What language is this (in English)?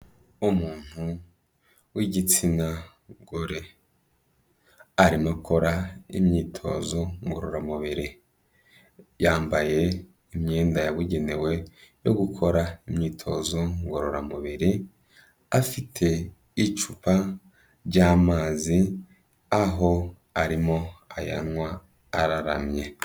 Kinyarwanda